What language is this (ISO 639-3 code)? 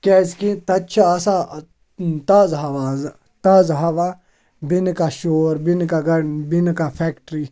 kas